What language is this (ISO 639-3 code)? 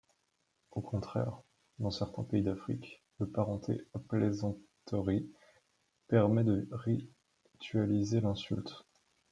fra